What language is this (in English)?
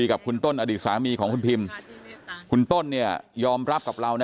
Thai